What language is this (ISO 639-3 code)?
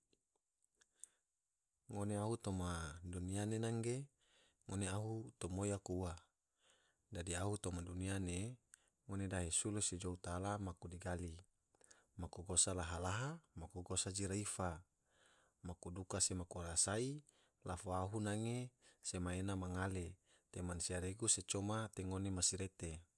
tvo